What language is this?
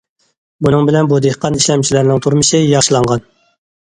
Uyghur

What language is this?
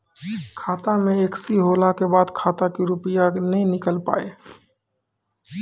Maithili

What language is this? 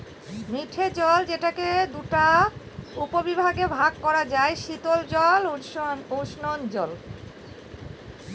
Bangla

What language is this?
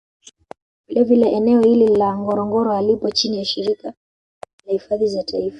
Swahili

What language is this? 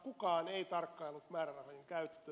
Finnish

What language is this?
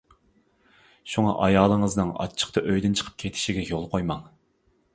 Uyghur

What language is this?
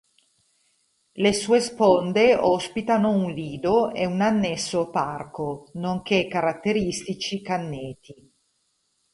Italian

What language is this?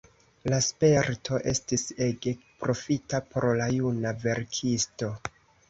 Esperanto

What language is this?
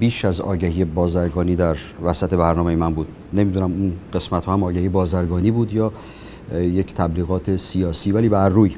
Persian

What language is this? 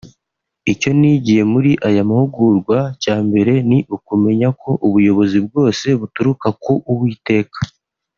Kinyarwanda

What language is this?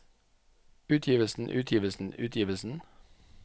Norwegian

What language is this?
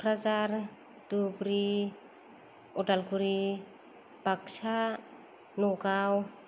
Bodo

